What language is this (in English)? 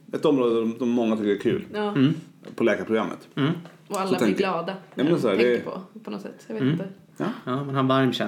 Swedish